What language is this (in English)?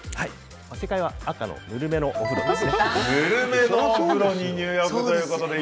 Japanese